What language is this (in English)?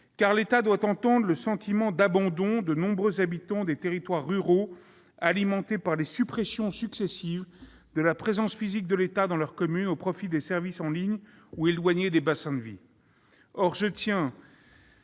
French